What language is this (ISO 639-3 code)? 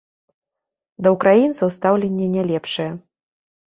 bel